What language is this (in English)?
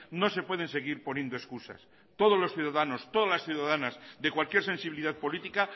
Spanish